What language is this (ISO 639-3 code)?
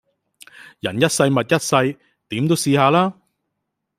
yue